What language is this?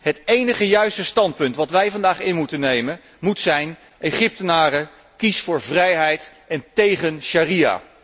Dutch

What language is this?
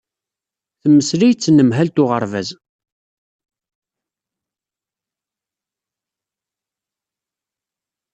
Kabyle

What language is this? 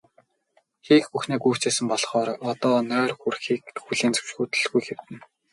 Mongolian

